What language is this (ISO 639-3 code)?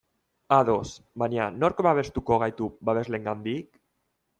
eus